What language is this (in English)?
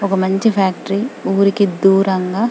Telugu